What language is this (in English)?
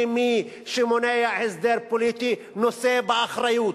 Hebrew